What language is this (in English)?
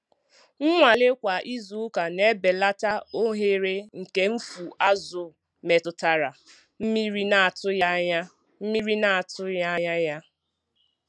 Igbo